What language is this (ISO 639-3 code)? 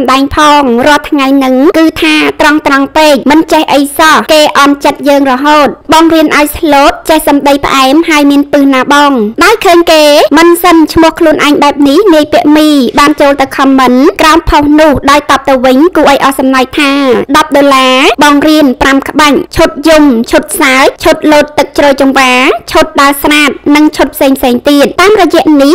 tha